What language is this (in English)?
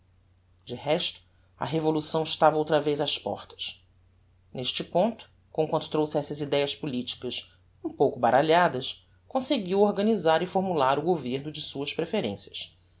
Portuguese